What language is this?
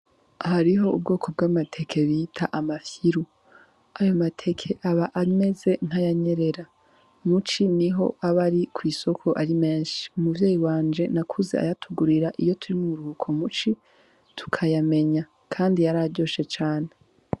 Rundi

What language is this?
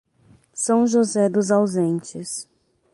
Portuguese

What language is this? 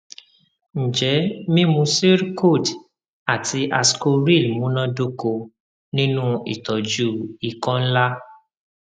Yoruba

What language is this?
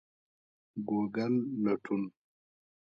Pashto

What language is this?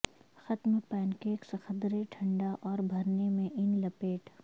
Urdu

